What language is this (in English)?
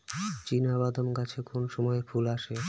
Bangla